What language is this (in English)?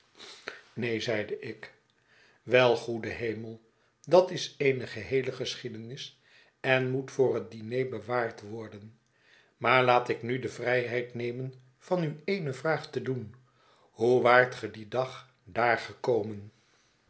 Dutch